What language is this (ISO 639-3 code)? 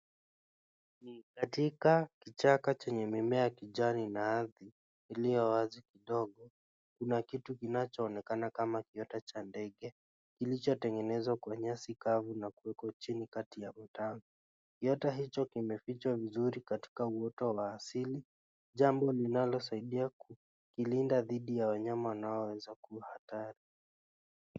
swa